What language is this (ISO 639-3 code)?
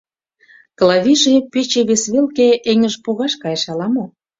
chm